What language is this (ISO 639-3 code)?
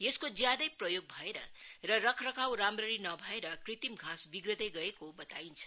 nep